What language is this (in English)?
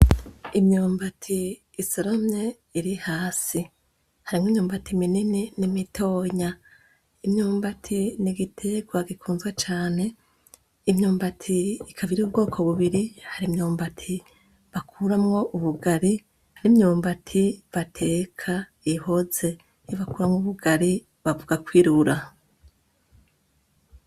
Rundi